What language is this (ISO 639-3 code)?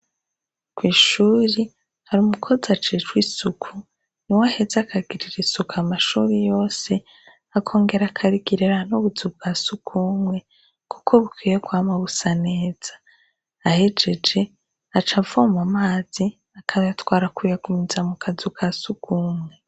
run